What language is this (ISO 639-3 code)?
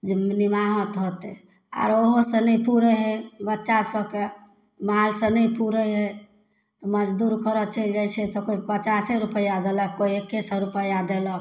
mai